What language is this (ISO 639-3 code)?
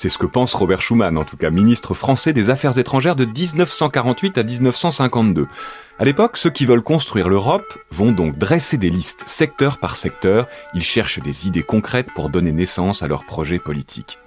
fra